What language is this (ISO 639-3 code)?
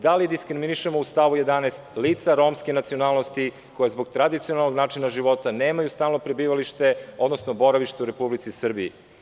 srp